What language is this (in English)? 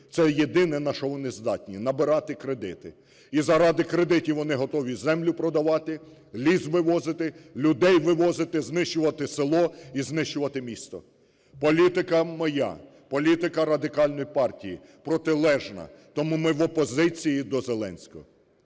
Ukrainian